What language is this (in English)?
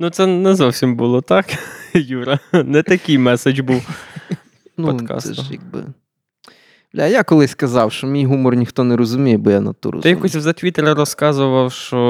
Ukrainian